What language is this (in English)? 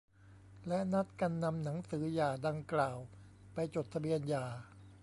Thai